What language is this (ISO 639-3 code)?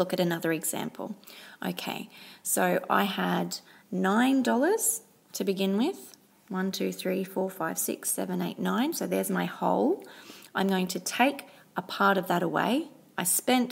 eng